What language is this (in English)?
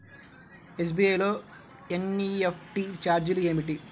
Telugu